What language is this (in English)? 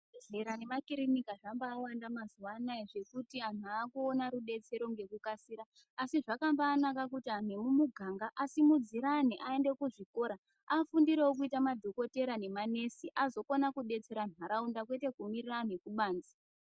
Ndau